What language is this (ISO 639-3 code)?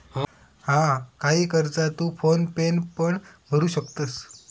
mar